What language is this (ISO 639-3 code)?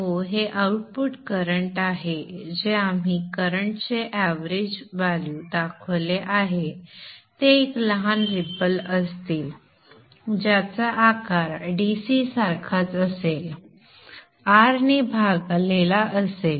mar